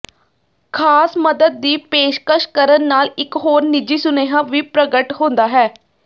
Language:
Punjabi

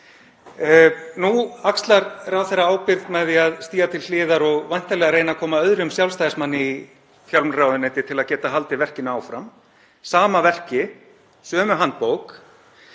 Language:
Icelandic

